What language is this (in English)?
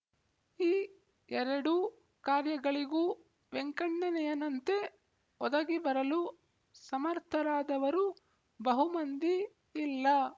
Kannada